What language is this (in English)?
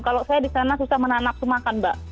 Indonesian